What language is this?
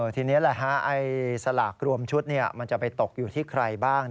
Thai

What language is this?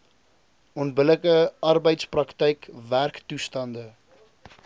Afrikaans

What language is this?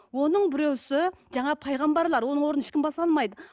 Kazakh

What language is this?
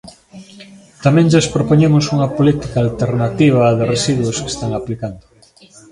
Galician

